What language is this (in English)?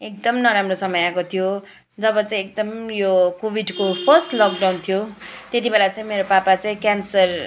Nepali